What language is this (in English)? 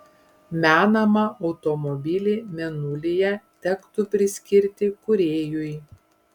Lithuanian